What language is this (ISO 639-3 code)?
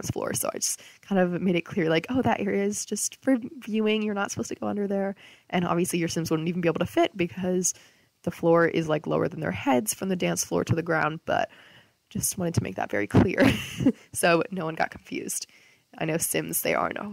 eng